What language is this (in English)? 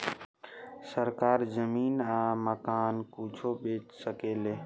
Bhojpuri